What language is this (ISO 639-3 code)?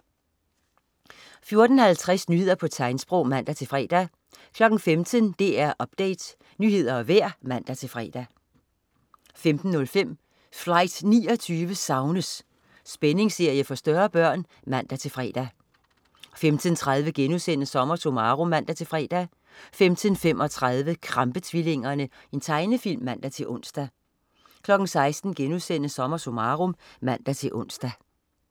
dan